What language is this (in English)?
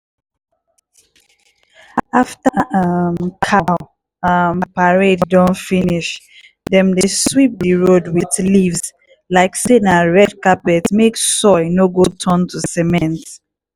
Nigerian Pidgin